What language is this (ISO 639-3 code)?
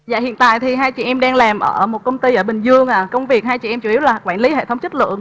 vie